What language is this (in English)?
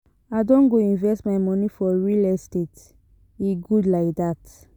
Nigerian Pidgin